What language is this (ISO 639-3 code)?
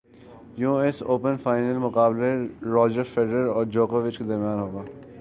urd